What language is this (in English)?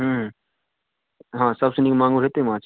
Maithili